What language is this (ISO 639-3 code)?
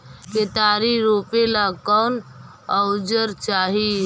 mag